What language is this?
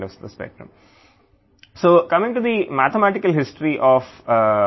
Telugu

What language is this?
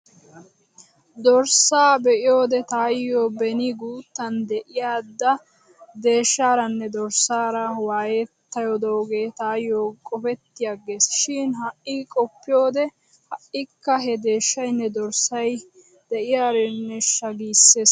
Wolaytta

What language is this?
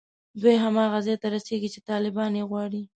Pashto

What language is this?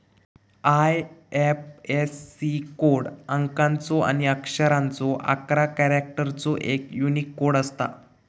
Marathi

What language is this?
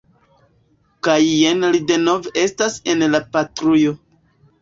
Esperanto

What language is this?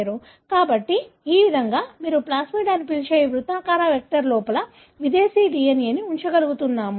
Telugu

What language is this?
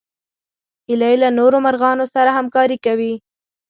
Pashto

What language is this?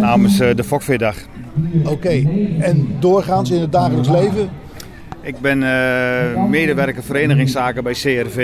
Dutch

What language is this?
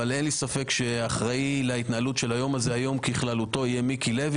Hebrew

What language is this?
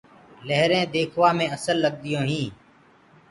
Gurgula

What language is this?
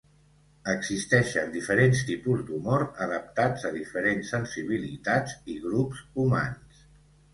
Catalan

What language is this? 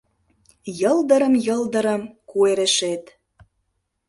Mari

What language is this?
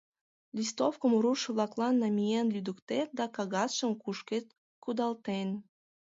Mari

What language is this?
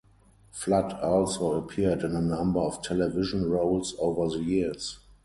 English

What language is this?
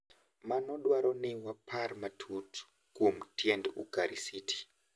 Luo (Kenya and Tanzania)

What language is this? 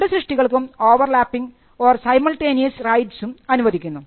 Malayalam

